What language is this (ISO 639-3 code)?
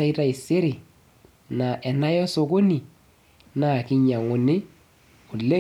mas